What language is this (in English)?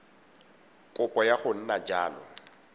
Tswana